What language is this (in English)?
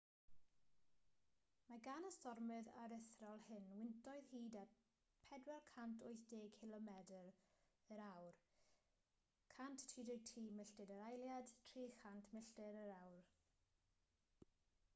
Welsh